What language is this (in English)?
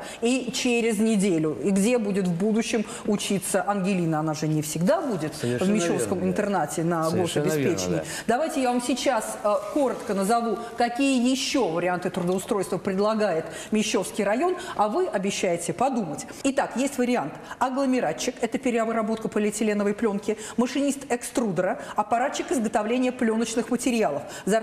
Russian